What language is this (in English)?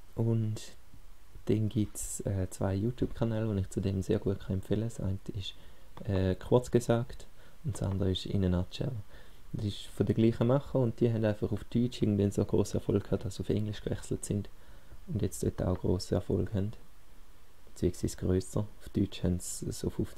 German